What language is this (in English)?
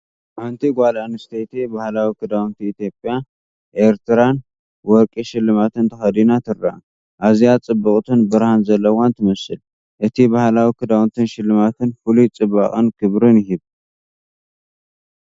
Tigrinya